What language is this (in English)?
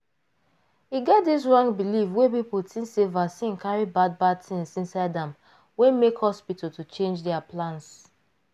Nigerian Pidgin